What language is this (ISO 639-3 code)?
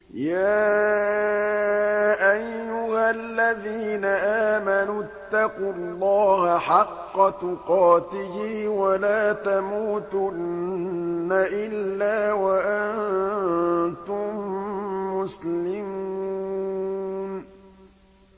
ara